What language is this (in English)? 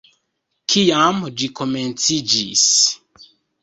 Esperanto